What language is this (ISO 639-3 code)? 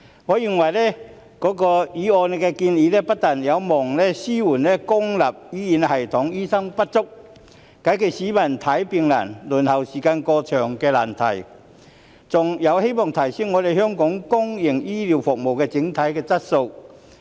yue